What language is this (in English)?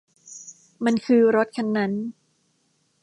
Thai